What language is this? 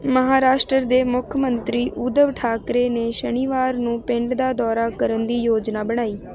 Punjabi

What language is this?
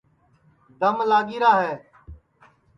Sansi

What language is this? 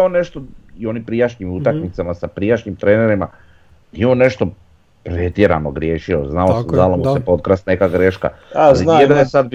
Croatian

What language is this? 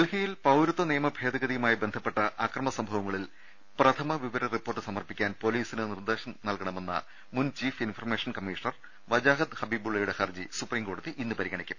Malayalam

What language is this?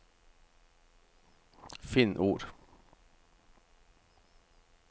Norwegian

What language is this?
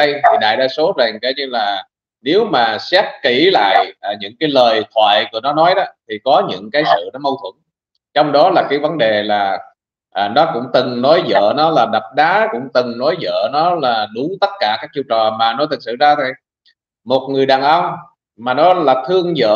Vietnamese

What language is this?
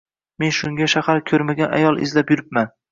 Uzbek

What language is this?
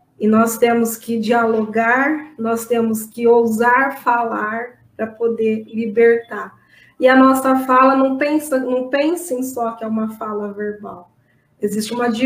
Portuguese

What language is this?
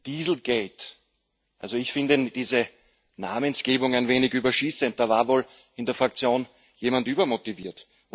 German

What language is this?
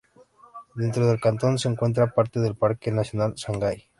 Spanish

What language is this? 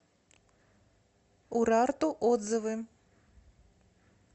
Russian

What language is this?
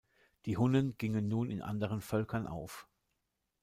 German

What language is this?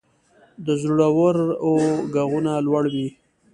Pashto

